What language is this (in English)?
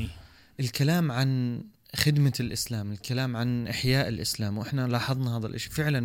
Arabic